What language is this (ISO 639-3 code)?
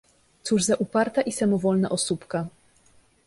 pol